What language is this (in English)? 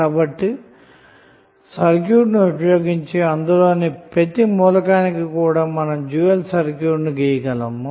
Telugu